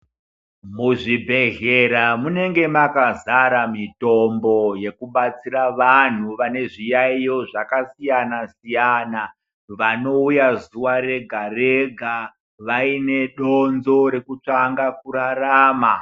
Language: Ndau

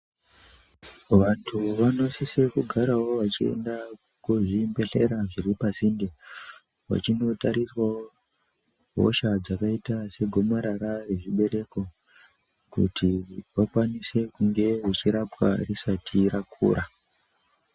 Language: Ndau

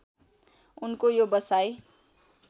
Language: Nepali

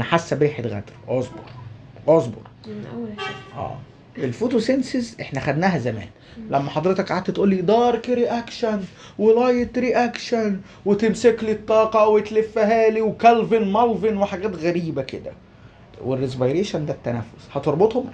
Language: Arabic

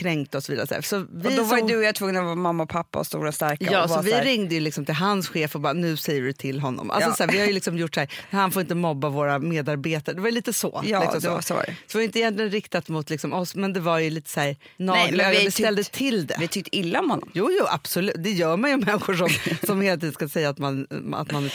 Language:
Swedish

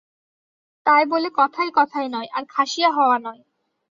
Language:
Bangla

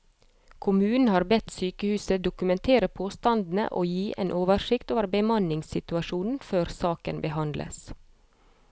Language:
Norwegian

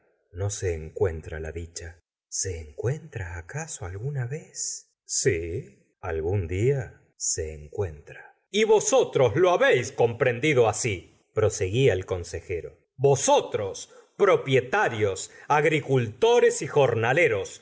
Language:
Spanish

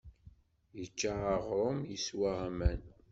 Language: Kabyle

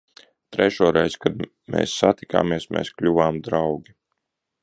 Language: Latvian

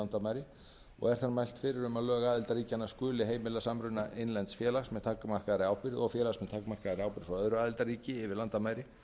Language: Icelandic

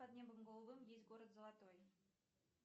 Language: Russian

